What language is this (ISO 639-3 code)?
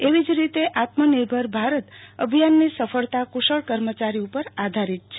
guj